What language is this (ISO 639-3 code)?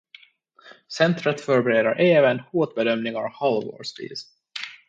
swe